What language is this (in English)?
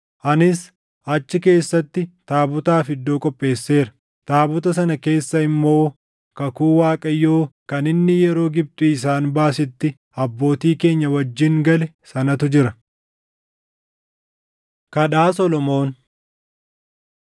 Oromo